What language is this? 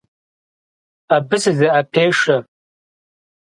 Kabardian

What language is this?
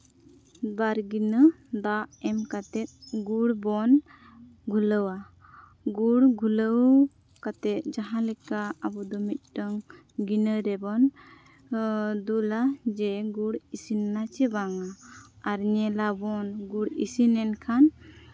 Santali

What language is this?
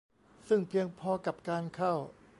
Thai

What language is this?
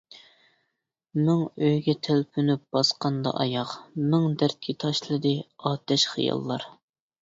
Uyghur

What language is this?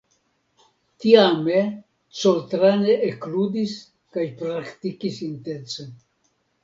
Esperanto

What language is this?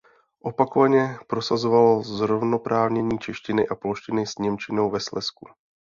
Czech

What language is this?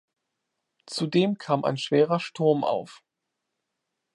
German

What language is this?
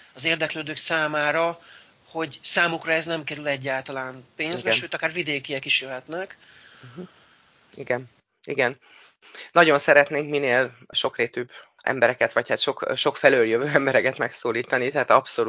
Hungarian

